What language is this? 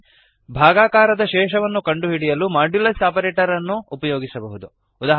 Kannada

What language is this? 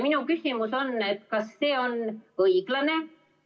Estonian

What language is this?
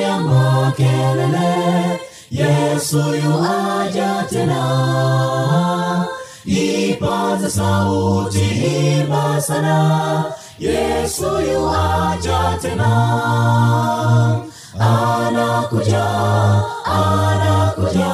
Swahili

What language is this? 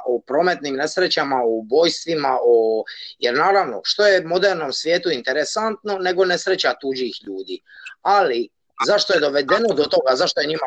Croatian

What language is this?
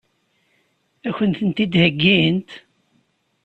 Kabyle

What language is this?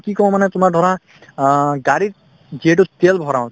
Assamese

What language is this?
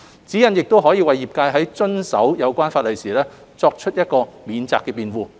Cantonese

